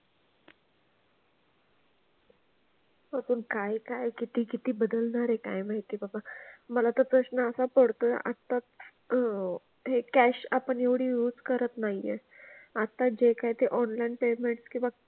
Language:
Marathi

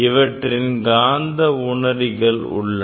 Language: Tamil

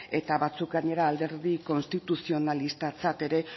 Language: Basque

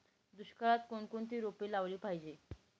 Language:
Marathi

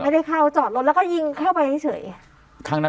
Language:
Thai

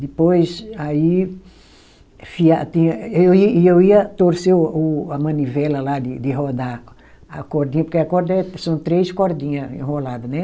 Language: Portuguese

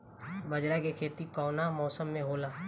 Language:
Bhojpuri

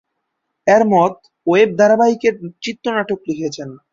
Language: Bangla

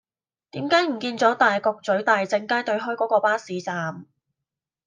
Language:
Cantonese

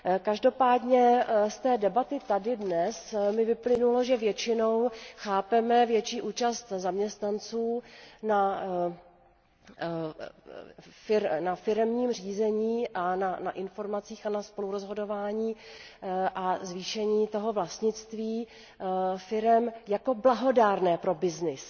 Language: Czech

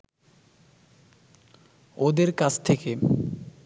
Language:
Bangla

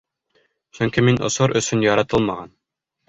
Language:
Bashkir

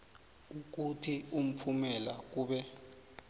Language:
South Ndebele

